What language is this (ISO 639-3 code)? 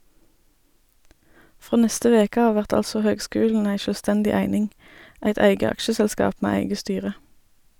nor